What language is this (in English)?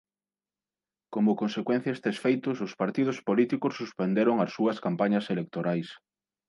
Galician